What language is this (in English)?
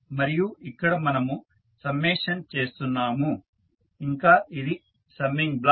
Telugu